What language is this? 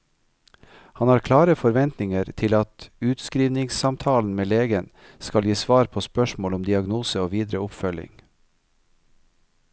Norwegian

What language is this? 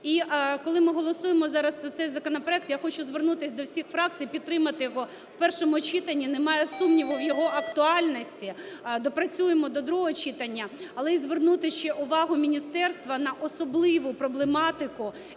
Ukrainian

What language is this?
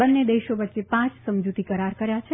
Gujarati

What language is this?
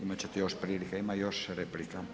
Croatian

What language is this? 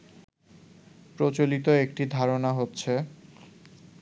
Bangla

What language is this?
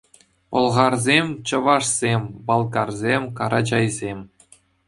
Chuvash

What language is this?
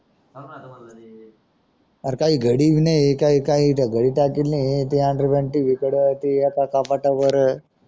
Marathi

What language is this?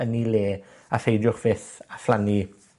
Welsh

